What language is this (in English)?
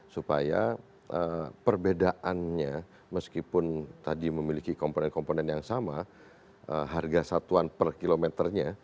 Indonesian